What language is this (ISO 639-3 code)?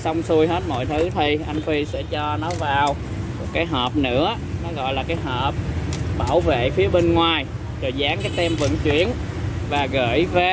vie